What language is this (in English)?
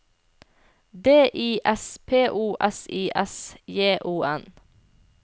Norwegian